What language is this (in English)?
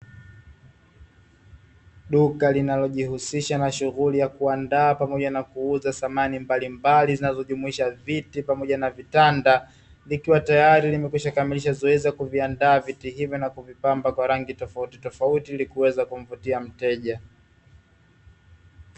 Swahili